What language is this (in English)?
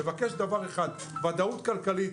Hebrew